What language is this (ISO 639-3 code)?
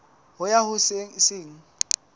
sot